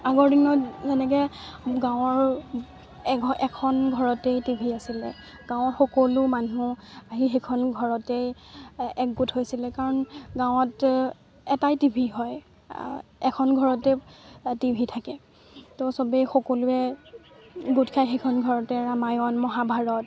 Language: Assamese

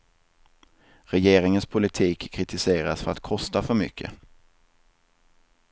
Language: Swedish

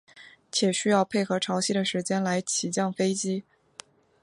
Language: Chinese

